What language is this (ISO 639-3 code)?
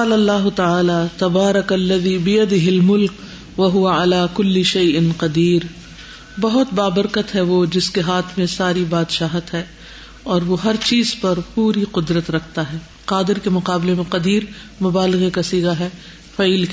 urd